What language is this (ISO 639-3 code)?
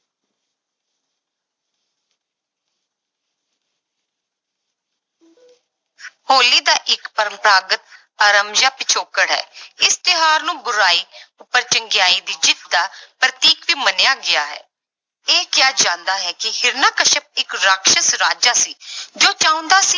pan